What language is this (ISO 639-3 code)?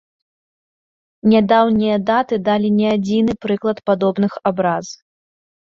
bel